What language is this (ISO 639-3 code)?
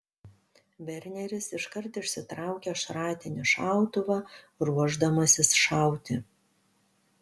lit